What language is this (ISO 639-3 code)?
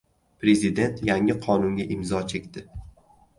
uzb